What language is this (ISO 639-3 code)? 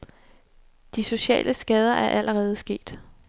dan